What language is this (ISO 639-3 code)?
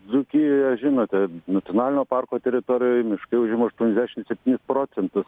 lit